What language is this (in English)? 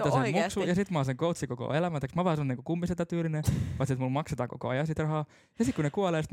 Finnish